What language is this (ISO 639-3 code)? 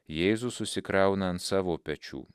lit